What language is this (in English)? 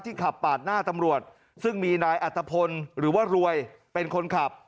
Thai